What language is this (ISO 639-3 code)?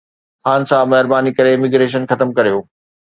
snd